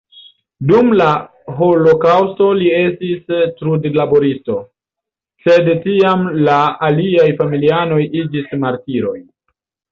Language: Esperanto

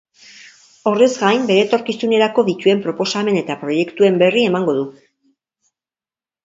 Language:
Basque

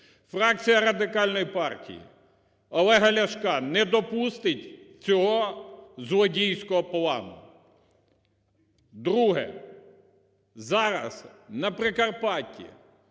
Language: Ukrainian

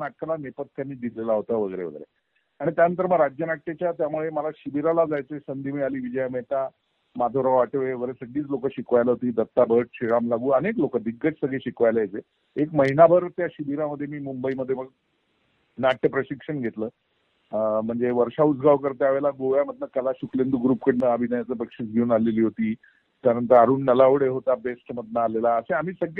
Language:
Marathi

